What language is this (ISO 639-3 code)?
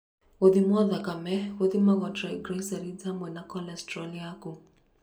kik